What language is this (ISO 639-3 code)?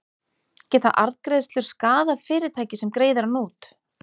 isl